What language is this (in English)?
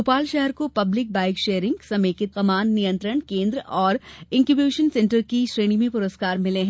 Hindi